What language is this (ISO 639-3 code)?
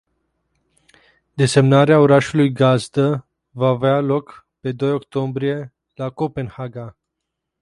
ron